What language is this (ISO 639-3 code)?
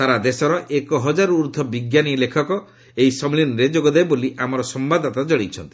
ori